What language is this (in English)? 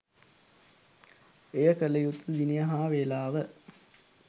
Sinhala